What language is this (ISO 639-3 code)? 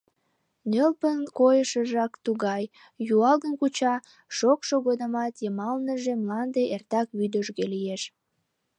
chm